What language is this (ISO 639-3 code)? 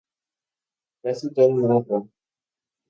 spa